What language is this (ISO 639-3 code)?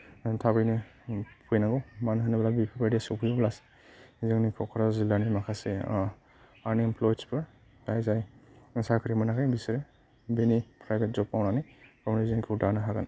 brx